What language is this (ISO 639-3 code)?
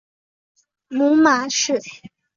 zho